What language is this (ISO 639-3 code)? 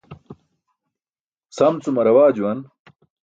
bsk